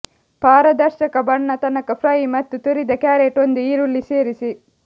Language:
Kannada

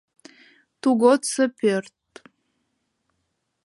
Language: Mari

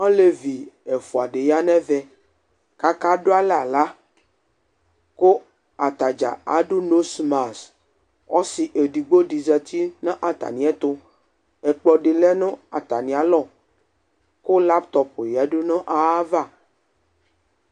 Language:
Ikposo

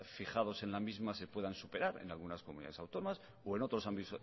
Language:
Spanish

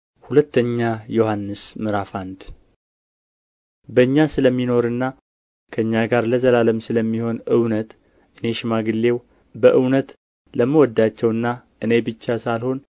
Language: Amharic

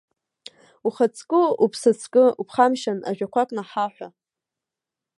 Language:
Abkhazian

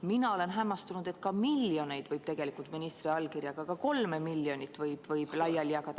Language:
Estonian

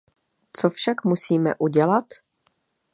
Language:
Czech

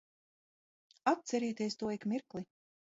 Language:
Latvian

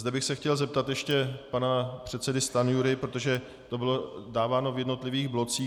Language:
Czech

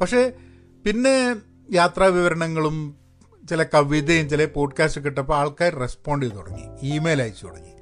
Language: Malayalam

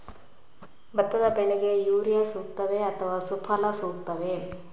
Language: Kannada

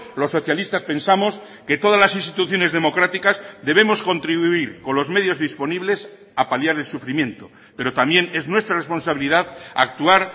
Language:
Spanish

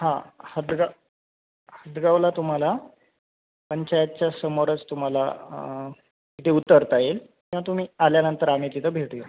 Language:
Marathi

